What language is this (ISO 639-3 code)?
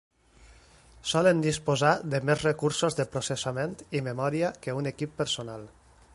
cat